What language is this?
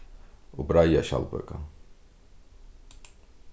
Faroese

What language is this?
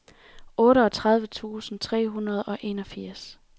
Danish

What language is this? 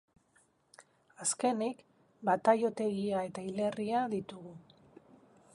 Basque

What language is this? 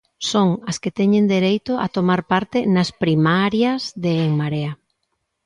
Galician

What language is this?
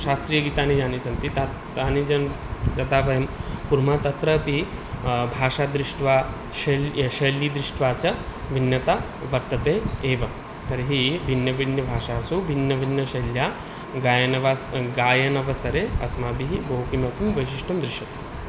Sanskrit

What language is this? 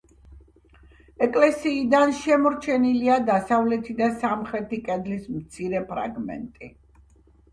Georgian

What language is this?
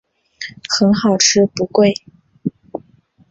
Chinese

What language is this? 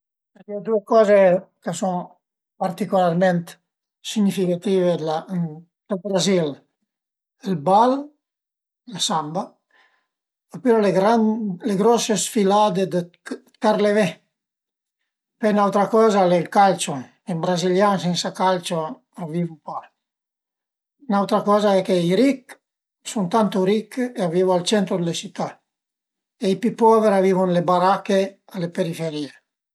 Piedmontese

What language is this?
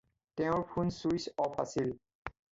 Assamese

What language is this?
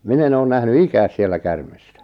Finnish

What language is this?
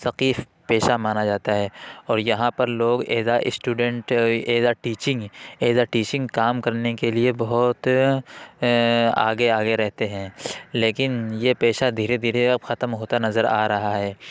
Urdu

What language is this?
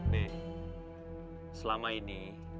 Indonesian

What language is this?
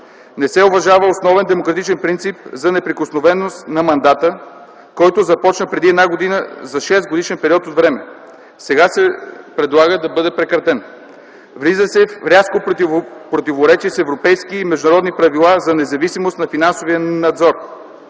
Bulgarian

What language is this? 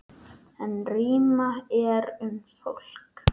Icelandic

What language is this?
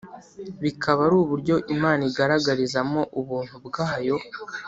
Kinyarwanda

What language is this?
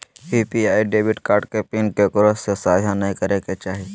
Magahi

